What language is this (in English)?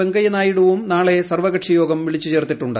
Malayalam